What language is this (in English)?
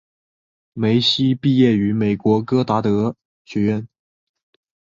Chinese